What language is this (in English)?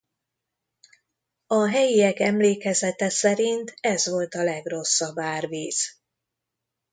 Hungarian